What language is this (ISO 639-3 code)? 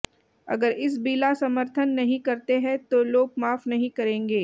hin